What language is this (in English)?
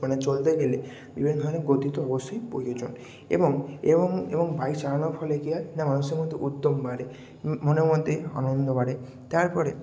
Bangla